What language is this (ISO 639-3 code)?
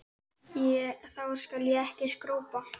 isl